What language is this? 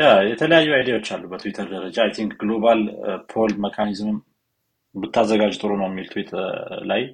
Amharic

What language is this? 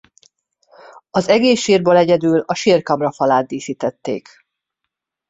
Hungarian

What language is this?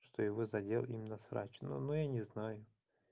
Russian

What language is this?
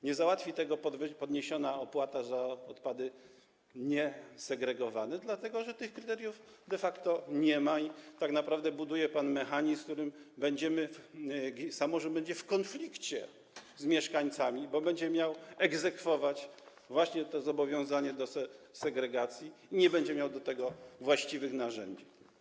Polish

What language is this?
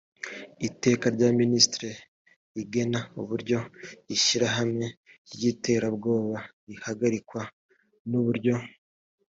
Kinyarwanda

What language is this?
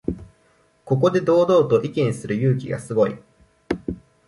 Japanese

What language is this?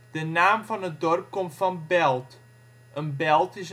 Dutch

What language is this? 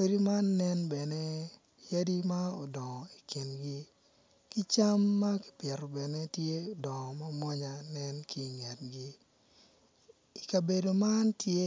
Acoli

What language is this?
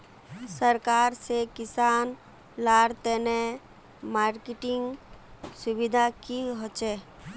Magahi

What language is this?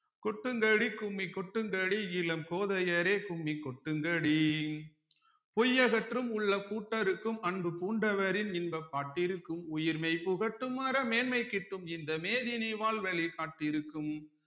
Tamil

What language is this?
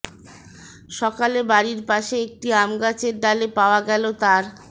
Bangla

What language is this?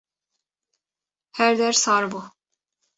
Kurdish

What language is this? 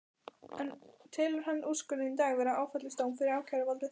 Icelandic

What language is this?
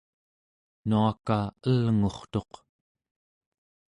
Central Yupik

